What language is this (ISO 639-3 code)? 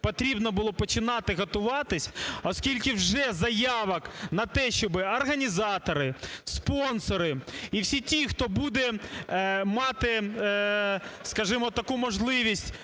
ukr